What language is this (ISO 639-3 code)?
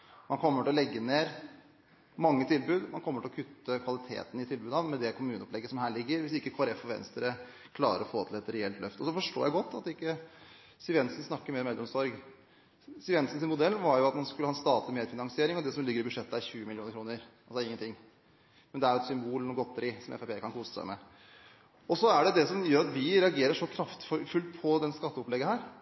nob